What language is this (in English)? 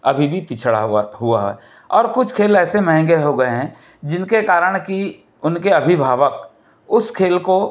Hindi